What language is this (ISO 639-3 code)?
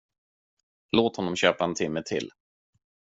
swe